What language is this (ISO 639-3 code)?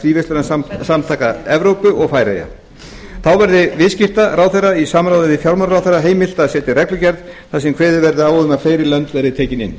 isl